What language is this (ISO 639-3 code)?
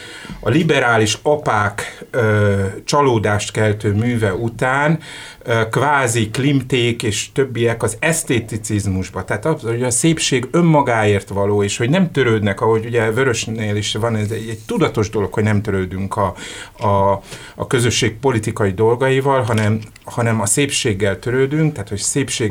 hun